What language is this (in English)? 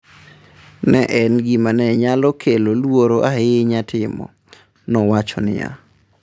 Luo (Kenya and Tanzania)